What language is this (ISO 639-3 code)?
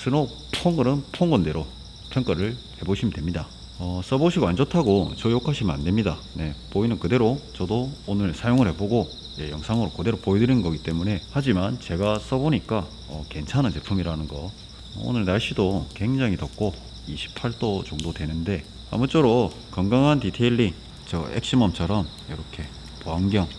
kor